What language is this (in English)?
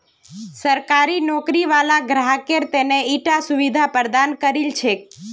Magahi